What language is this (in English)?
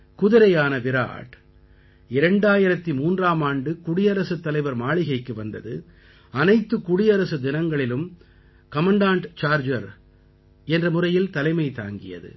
Tamil